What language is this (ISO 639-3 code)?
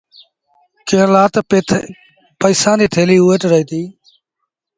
sbn